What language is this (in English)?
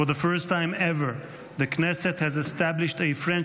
Hebrew